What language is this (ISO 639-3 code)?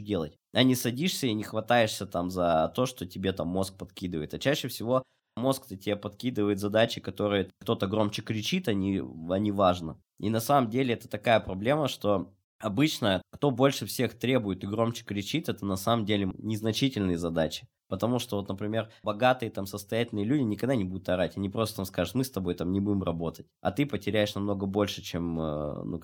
rus